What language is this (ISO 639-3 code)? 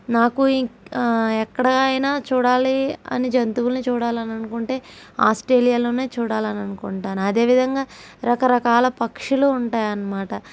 tel